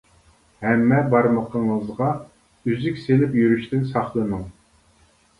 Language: Uyghur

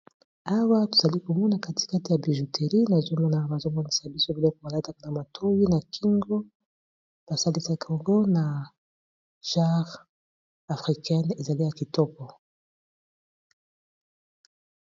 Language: Lingala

